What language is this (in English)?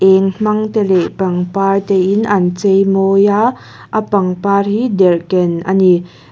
Mizo